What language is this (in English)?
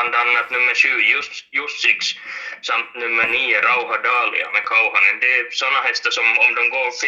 Swedish